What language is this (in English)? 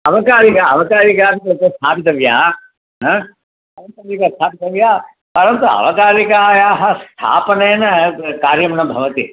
Sanskrit